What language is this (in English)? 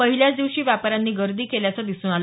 Marathi